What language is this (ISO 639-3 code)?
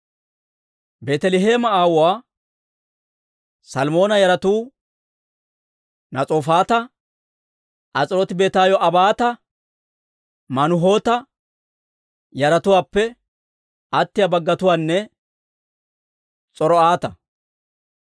dwr